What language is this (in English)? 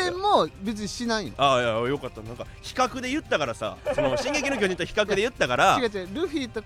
Japanese